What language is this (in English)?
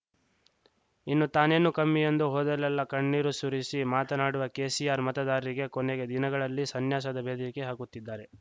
Kannada